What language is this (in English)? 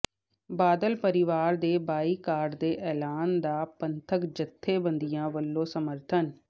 Punjabi